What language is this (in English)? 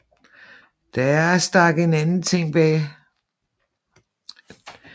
Danish